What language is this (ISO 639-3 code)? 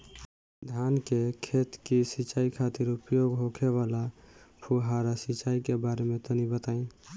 bho